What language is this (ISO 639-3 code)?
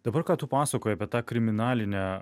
lit